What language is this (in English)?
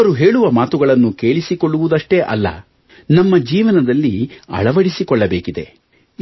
Kannada